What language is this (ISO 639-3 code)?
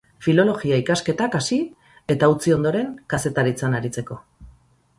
eus